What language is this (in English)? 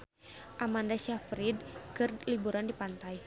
Sundanese